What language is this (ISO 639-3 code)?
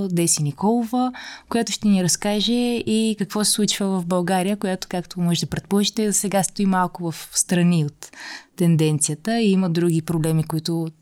bul